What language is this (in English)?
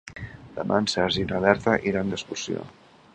Catalan